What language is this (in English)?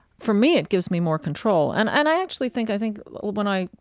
English